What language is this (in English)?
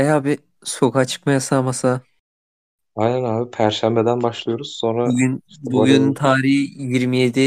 Turkish